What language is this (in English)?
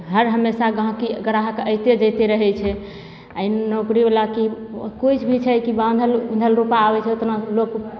Maithili